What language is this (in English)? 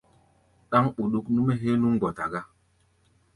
Gbaya